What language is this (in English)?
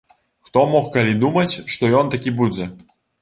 Belarusian